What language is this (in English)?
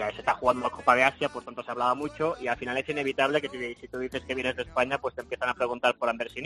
Spanish